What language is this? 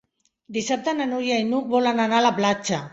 Catalan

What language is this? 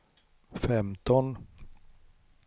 Swedish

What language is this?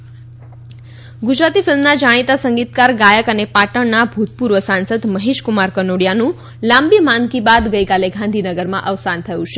Gujarati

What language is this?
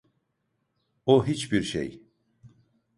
Turkish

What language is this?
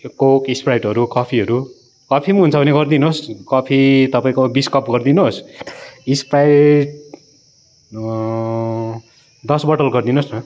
Nepali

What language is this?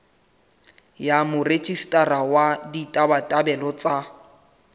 Southern Sotho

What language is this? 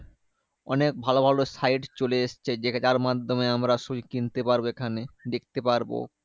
Bangla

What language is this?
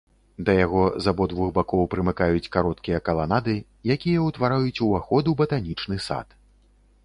Belarusian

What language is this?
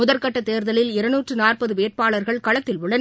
Tamil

